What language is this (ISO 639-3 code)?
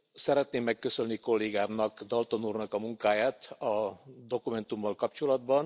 hun